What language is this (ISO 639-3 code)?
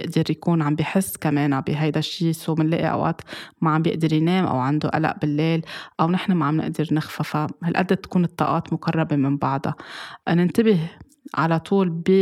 ara